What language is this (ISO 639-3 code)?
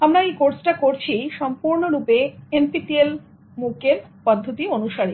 ben